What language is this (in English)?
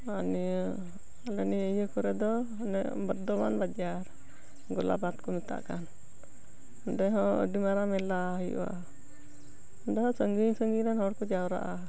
Santali